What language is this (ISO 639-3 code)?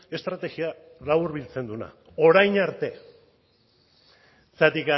eus